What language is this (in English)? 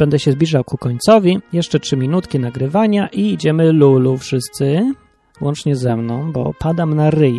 Polish